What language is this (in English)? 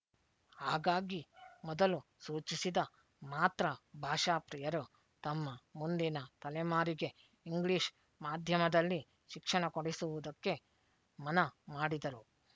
Kannada